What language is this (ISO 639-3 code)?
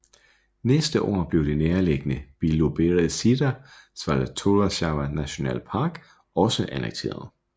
dan